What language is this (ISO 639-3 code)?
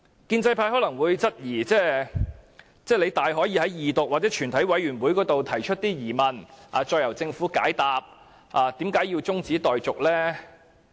yue